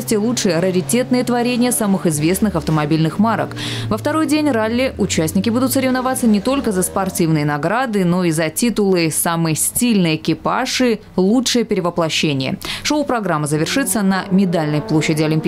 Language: Russian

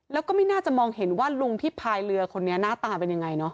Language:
Thai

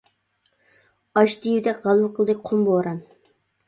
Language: Uyghur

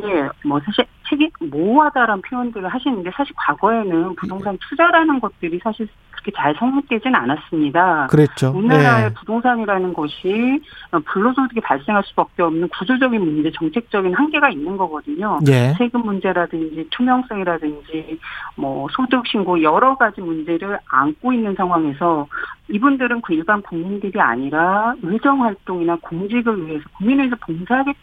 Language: Korean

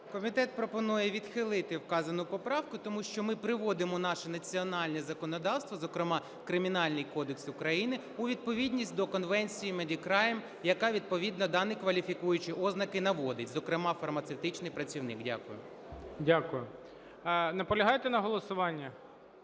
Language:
Ukrainian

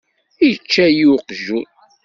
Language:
Kabyle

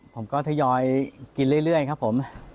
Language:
Thai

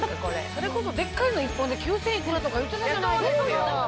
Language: Japanese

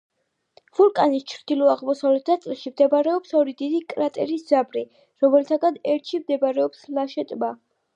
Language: Georgian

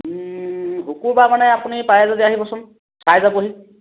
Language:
Assamese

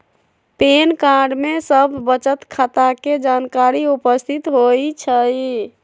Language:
Magahi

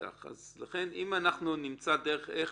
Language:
Hebrew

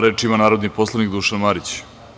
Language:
Serbian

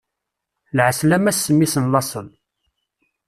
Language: Kabyle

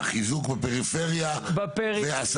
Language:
Hebrew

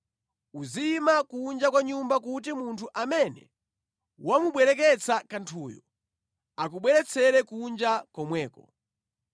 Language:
Nyanja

